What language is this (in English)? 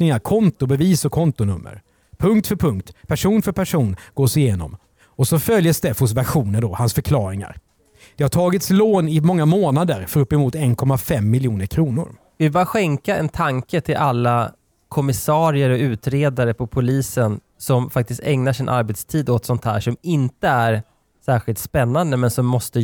Swedish